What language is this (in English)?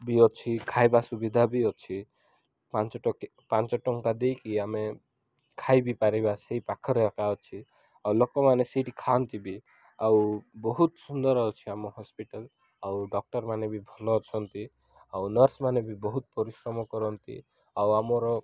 Odia